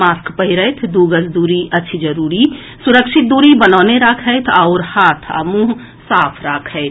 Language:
Maithili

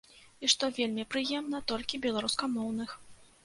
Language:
Belarusian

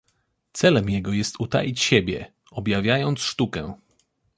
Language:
Polish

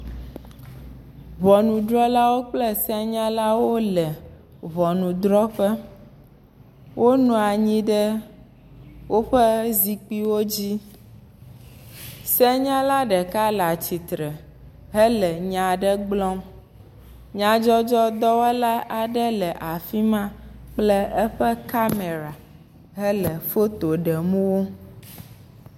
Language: Ewe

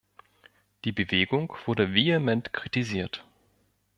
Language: German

